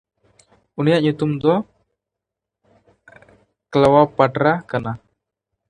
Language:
Santali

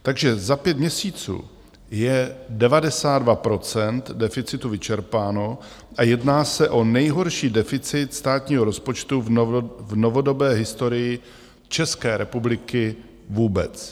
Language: Czech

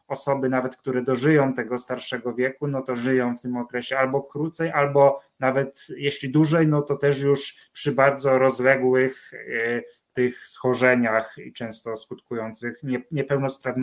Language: Polish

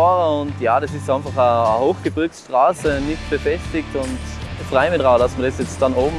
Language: German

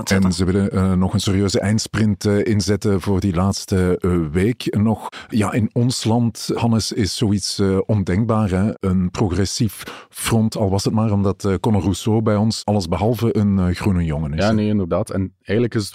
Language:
Dutch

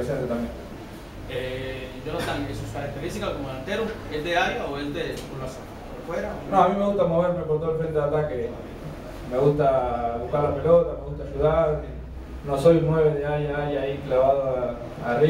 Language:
Spanish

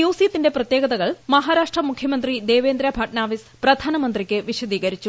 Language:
Malayalam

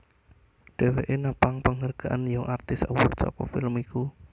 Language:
Javanese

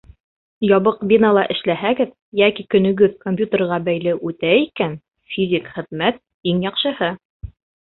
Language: Bashkir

